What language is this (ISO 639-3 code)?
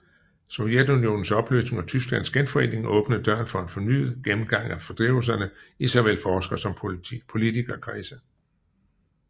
dan